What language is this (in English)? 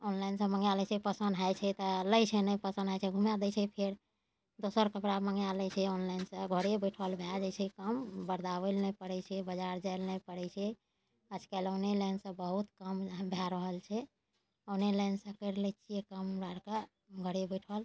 Maithili